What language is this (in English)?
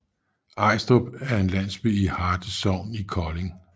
Danish